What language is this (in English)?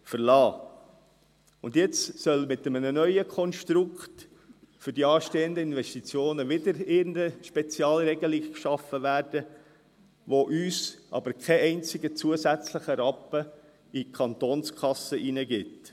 Swiss German